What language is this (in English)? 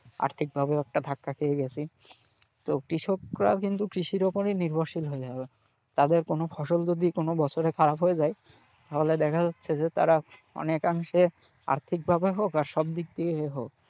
Bangla